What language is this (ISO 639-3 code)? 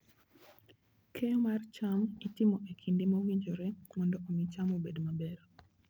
luo